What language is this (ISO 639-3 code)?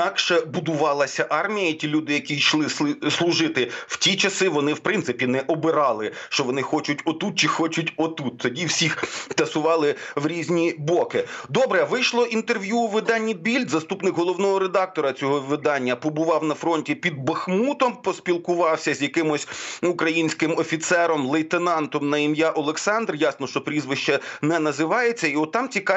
ukr